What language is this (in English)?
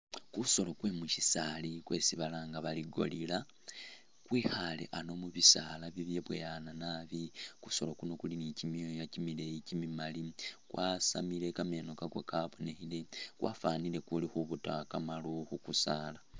Masaaba